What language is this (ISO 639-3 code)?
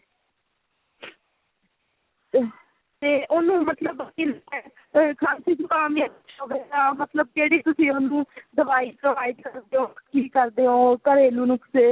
pan